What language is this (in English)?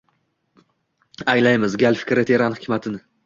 Uzbek